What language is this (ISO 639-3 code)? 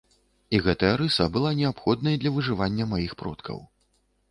bel